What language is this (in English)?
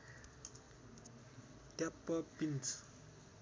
Nepali